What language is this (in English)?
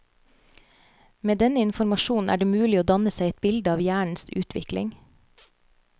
Norwegian